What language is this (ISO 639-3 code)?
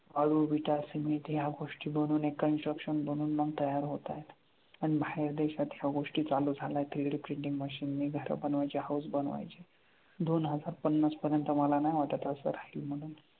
mar